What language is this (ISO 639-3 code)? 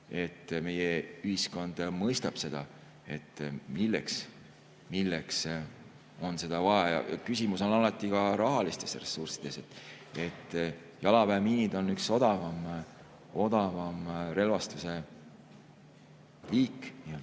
est